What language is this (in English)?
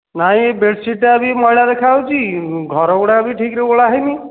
Odia